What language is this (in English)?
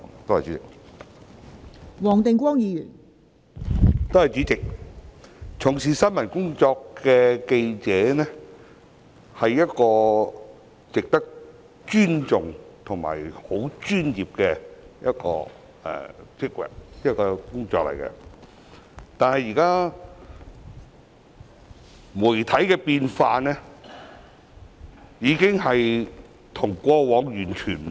Cantonese